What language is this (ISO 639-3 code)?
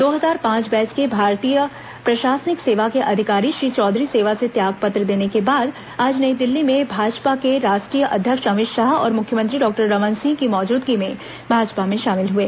hin